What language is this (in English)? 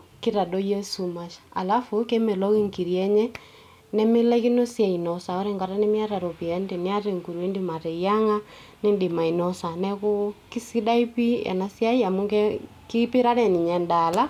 Masai